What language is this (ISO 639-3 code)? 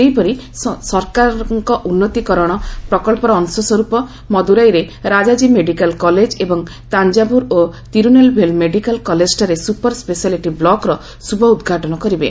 ori